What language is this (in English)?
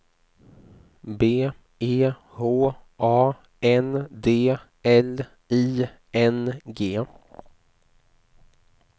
Swedish